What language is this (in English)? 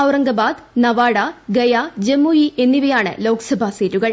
Malayalam